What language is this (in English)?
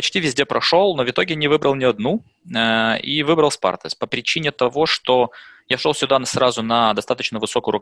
Russian